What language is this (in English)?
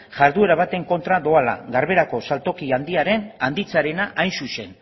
Basque